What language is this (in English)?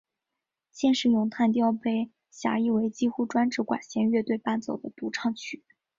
Chinese